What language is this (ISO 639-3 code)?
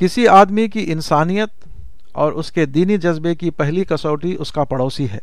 urd